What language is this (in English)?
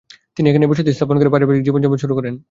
Bangla